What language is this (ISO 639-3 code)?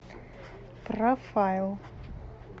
rus